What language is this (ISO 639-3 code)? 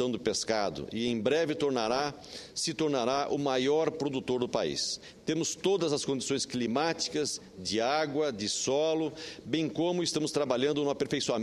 por